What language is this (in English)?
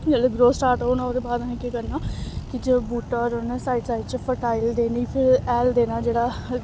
Dogri